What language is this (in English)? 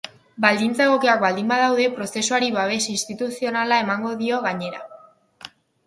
Basque